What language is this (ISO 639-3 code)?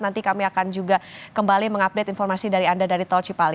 ind